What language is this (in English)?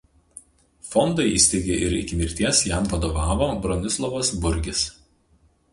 Lithuanian